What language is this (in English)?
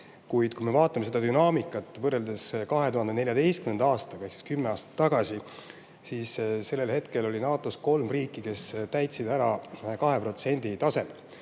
Estonian